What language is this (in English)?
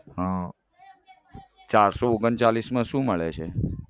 Gujarati